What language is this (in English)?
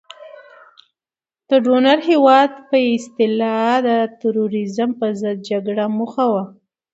Pashto